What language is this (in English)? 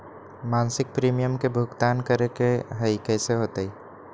Magahi